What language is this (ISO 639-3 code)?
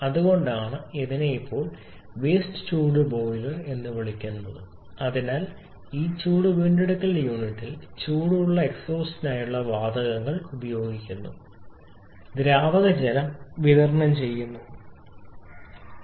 mal